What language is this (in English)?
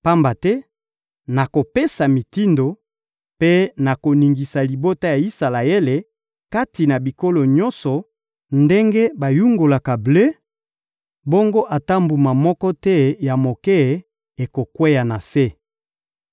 Lingala